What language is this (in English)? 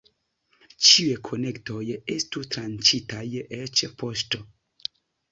Esperanto